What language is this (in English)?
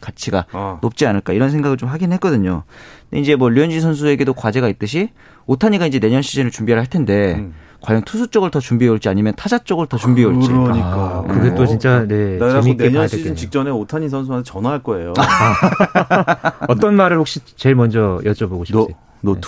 Korean